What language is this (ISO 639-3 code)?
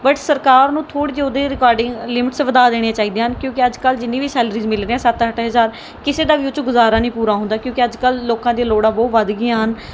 pan